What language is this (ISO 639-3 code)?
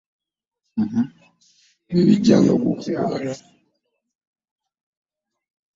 lug